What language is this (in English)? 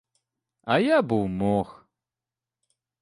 Ukrainian